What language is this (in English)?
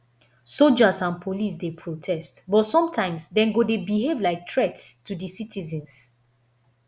Nigerian Pidgin